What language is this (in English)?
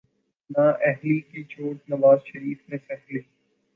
Urdu